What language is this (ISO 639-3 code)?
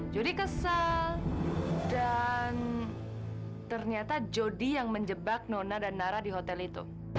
ind